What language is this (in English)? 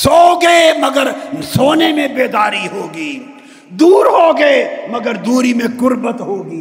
Urdu